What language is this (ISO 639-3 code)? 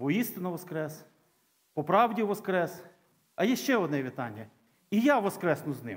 ukr